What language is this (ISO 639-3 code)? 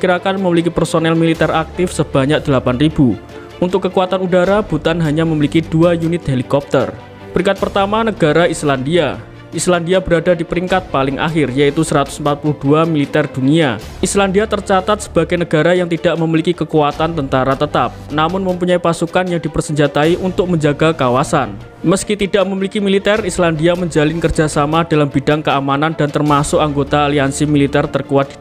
ind